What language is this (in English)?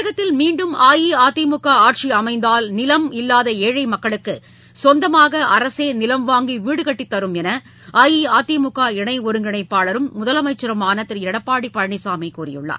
Tamil